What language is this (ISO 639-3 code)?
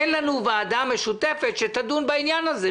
heb